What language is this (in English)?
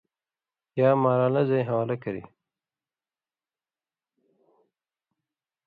Indus Kohistani